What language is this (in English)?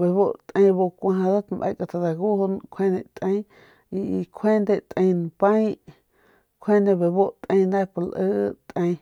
Northern Pame